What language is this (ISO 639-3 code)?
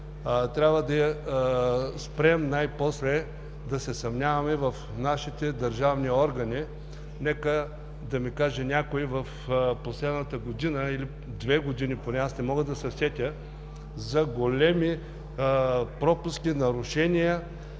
bul